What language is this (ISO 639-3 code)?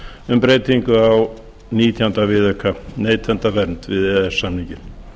isl